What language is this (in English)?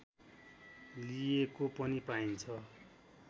Nepali